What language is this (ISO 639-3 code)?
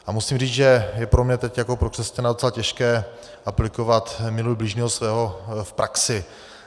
ces